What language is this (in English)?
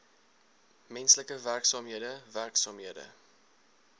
Afrikaans